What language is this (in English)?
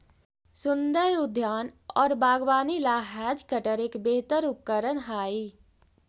Magahi